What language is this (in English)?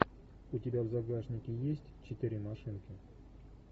Russian